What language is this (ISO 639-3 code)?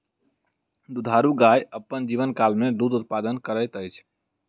mai